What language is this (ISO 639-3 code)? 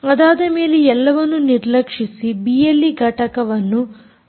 kan